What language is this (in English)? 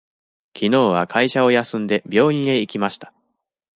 Japanese